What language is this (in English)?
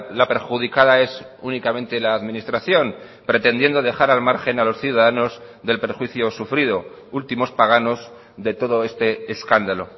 Spanish